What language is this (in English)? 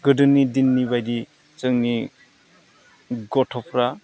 Bodo